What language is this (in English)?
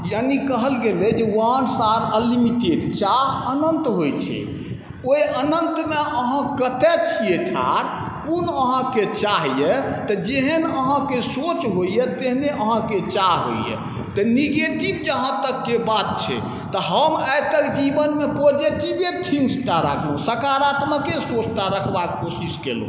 Maithili